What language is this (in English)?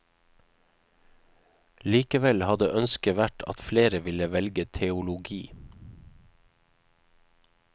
Norwegian